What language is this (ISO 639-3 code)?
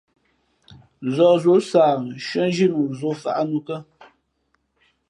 fmp